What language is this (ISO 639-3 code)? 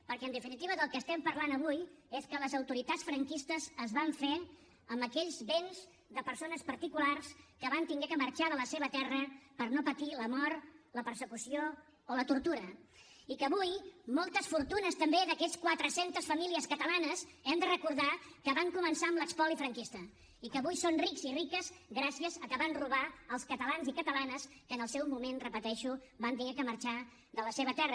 cat